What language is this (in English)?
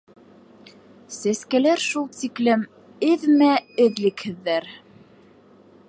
Bashkir